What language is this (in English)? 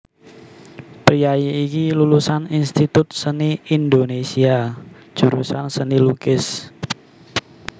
Javanese